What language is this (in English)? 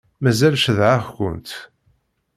Kabyle